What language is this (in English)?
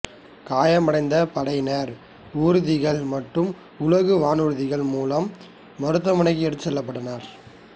Tamil